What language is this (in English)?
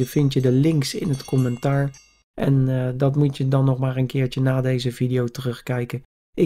Dutch